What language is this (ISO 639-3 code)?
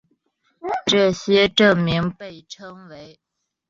zho